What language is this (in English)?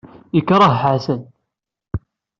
Kabyle